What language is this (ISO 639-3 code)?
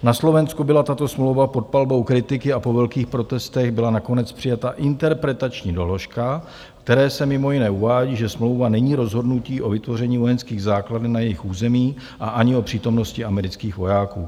ces